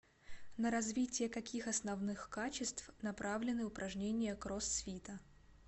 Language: Russian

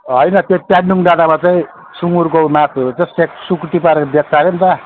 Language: Nepali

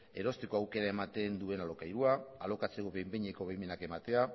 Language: Basque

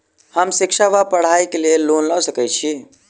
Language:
Maithili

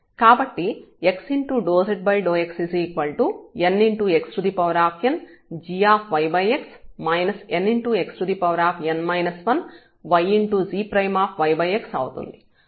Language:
Telugu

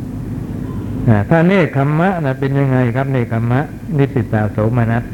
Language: Thai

